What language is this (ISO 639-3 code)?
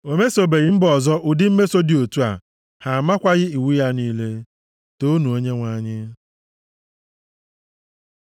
ibo